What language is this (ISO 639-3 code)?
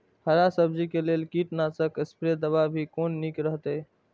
mai